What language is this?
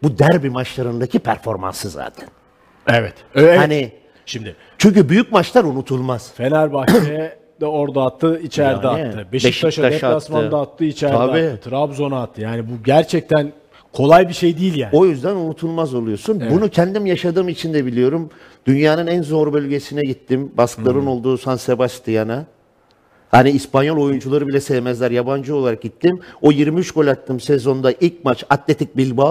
Turkish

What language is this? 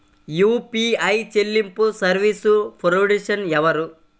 Telugu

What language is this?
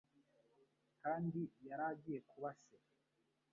Kinyarwanda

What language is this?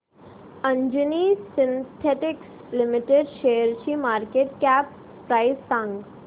Marathi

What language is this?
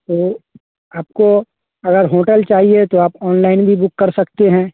Hindi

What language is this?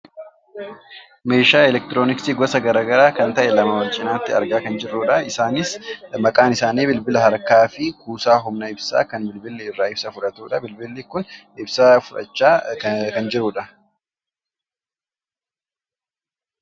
Oromo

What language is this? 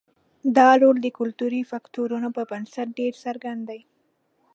Pashto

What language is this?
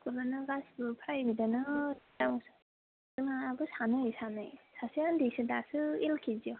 Bodo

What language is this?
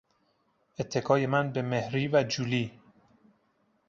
Persian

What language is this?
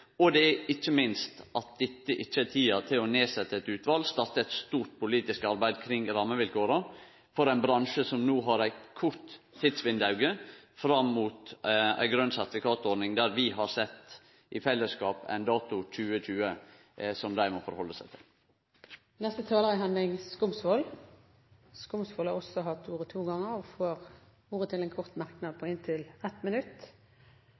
Norwegian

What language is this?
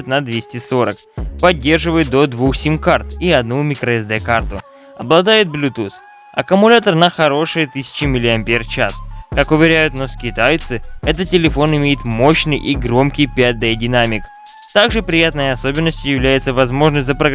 Russian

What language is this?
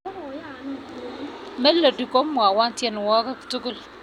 Kalenjin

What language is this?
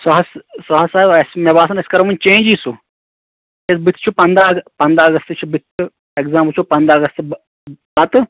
Kashmiri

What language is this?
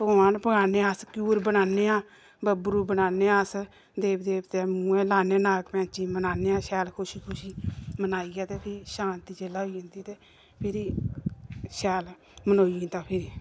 Dogri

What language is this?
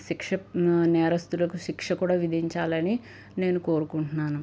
Telugu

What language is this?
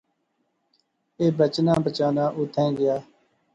Pahari-Potwari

